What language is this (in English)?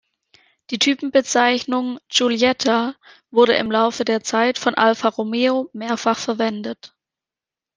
German